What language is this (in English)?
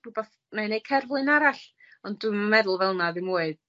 Welsh